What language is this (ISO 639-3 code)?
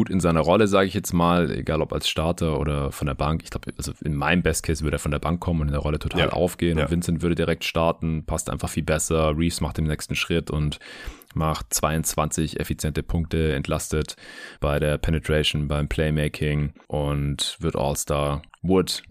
deu